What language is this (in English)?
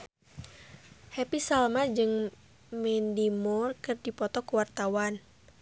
Sundanese